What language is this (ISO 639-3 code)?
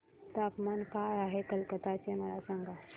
mar